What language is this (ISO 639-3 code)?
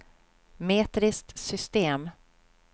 swe